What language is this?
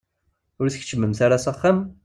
Kabyle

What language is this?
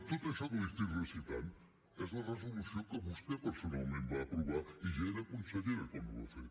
Catalan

